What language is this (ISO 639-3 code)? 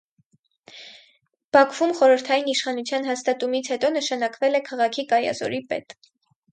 hye